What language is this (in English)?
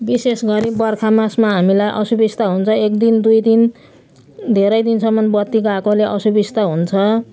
Nepali